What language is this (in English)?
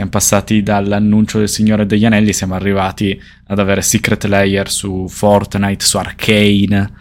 Italian